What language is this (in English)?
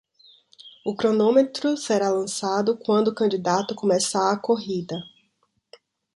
Portuguese